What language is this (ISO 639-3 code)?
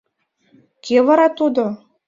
chm